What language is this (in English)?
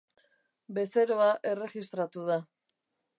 Basque